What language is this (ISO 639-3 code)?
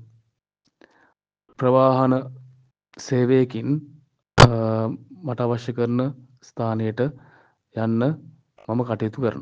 sin